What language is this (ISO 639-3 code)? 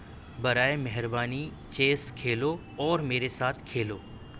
urd